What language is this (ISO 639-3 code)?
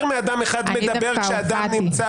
heb